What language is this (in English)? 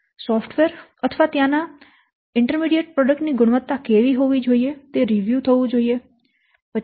Gujarati